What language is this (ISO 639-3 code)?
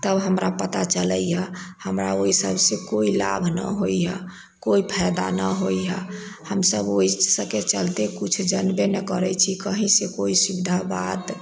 mai